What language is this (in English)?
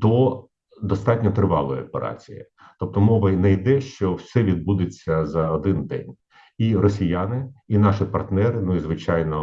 Ukrainian